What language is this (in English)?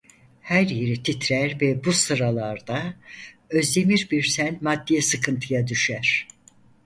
Turkish